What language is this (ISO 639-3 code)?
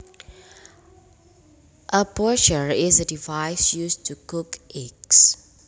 jav